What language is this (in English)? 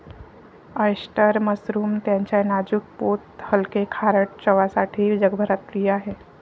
Marathi